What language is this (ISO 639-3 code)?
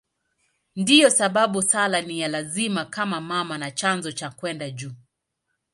swa